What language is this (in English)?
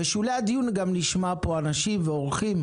Hebrew